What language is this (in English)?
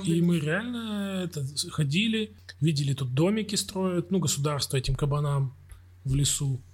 Russian